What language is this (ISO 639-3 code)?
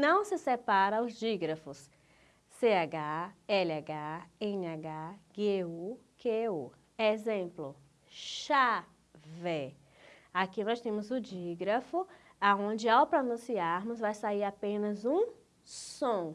por